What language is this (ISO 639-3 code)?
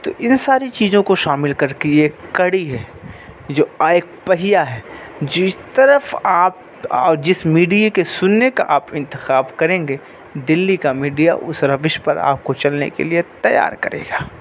urd